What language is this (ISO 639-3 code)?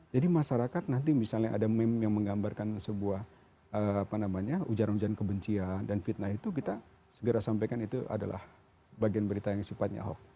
ind